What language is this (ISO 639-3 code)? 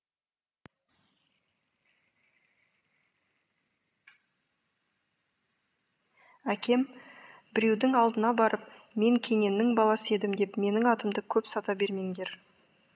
kaz